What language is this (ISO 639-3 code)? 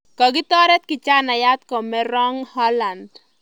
kln